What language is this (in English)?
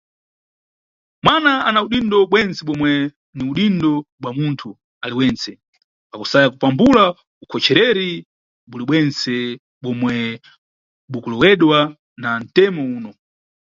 Nyungwe